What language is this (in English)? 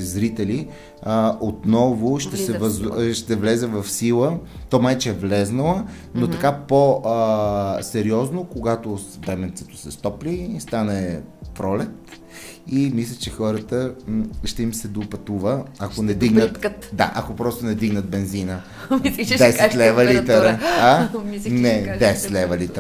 Bulgarian